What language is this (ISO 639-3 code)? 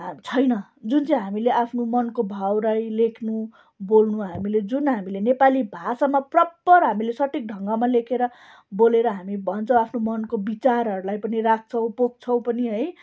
nep